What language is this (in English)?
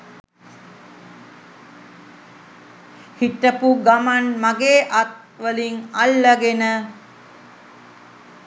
Sinhala